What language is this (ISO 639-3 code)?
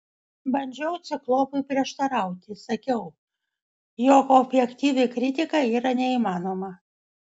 lit